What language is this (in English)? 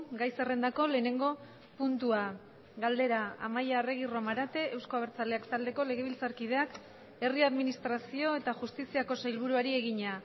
Basque